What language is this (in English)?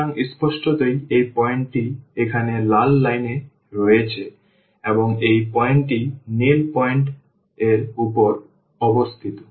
Bangla